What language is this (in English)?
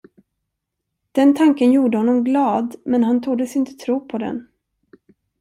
Swedish